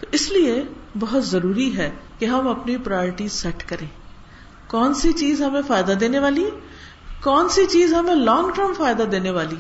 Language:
Urdu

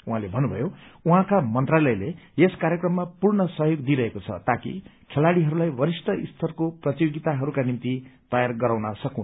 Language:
Nepali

